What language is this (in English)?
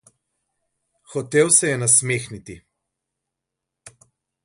Slovenian